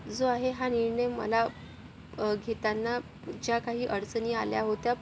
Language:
Marathi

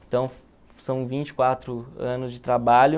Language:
Portuguese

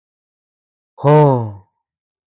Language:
Tepeuxila Cuicatec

